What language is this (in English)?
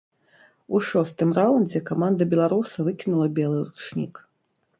Belarusian